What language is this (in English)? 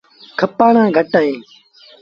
Sindhi Bhil